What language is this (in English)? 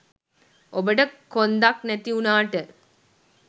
Sinhala